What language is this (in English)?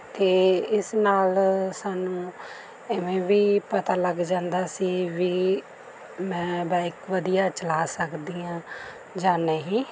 Punjabi